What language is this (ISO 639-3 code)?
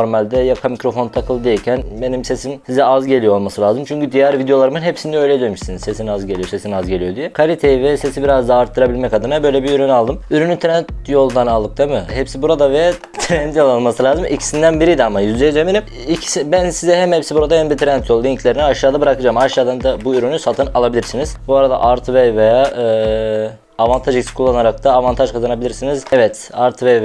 tur